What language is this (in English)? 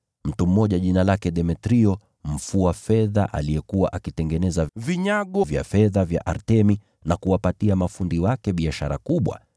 Swahili